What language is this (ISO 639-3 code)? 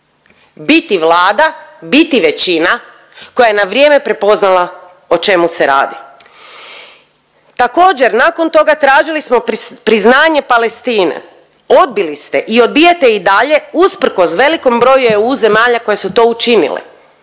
hrv